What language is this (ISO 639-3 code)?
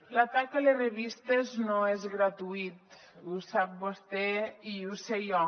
cat